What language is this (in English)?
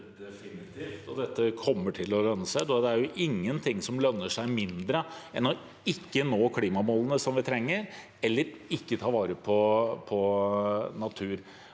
Norwegian